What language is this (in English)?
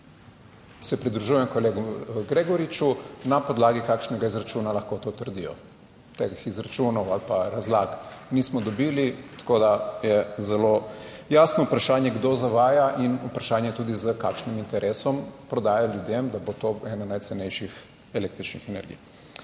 Slovenian